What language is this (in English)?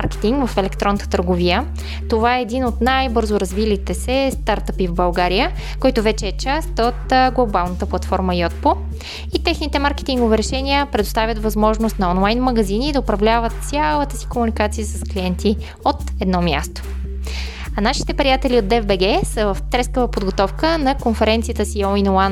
Bulgarian